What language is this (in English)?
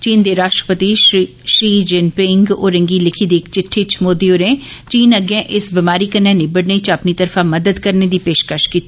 Dogri